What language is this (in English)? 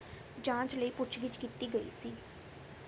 Punjabi